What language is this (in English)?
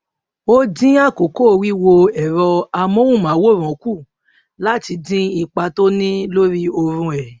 Yoruba